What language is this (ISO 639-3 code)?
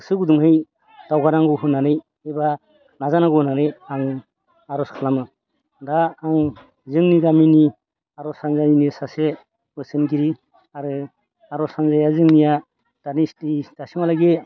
brx